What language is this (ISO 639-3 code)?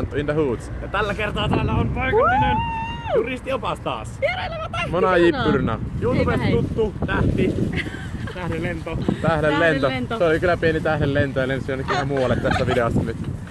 fin